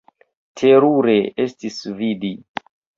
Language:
Esperanto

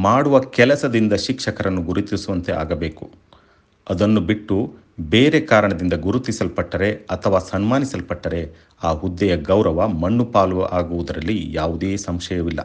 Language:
Kannada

